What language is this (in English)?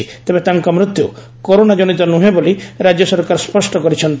Odia